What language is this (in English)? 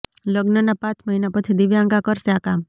Gujarati